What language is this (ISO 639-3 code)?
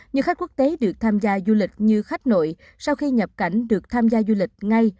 vie